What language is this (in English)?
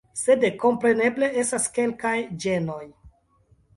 Esperanto